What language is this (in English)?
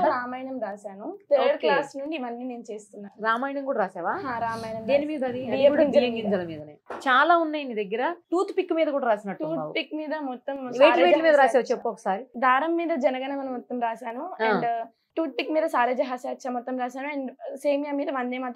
Telugu